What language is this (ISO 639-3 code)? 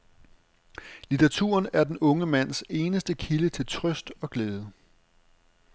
dan